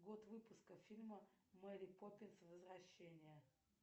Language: Russian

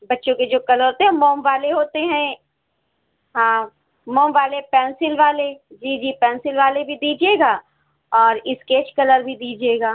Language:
Urdu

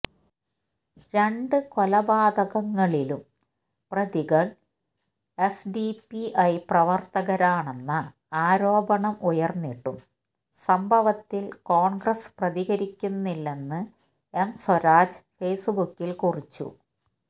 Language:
Malayalam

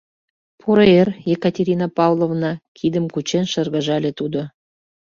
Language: Mari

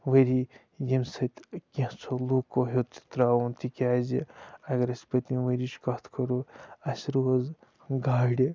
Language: Kashmiri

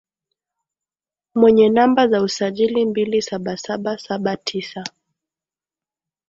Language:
Swahili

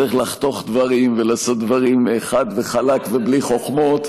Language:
Hebrew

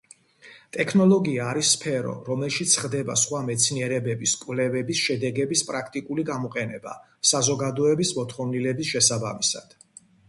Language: Georgian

